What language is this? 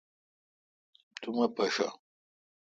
Kalkoti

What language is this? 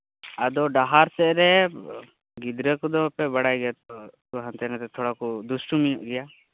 Santali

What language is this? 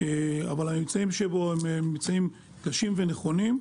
Hebrew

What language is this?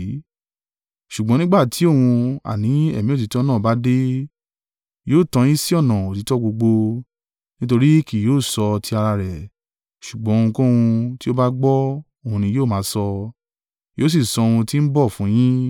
Yoruba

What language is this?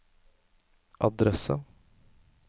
Norwegian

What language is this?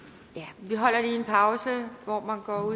Danish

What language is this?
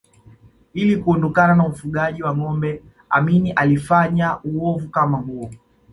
Swahili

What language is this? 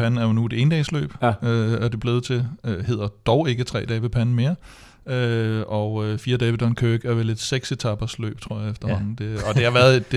Danish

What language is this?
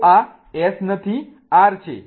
Gujarati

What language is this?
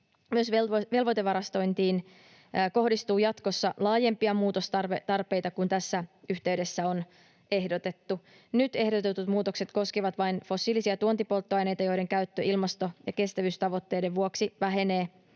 Finnish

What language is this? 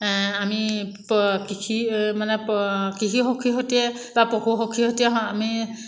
Assamese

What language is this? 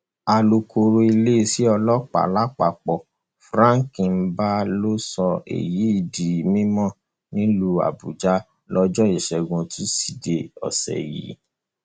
Yoruba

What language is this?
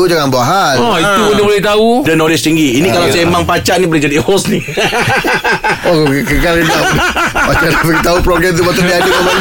Malay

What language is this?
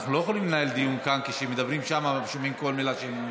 Hebrew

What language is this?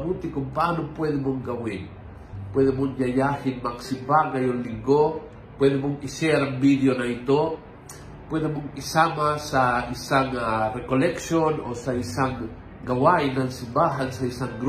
Filipino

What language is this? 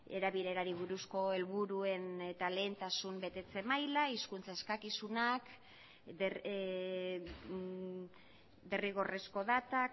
Basque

